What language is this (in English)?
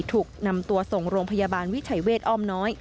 Thai